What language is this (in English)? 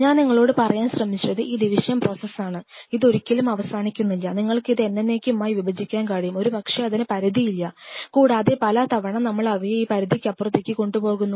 Malayalam